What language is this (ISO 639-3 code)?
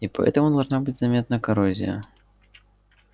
rus